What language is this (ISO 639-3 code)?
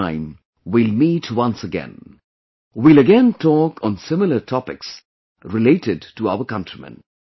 eng